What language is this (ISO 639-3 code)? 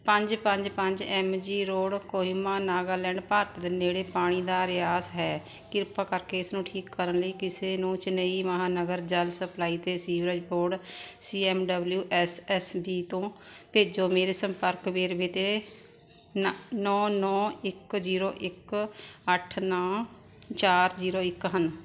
pan